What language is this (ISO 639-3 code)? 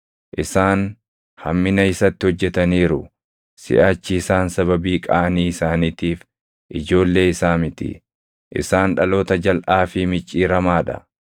orm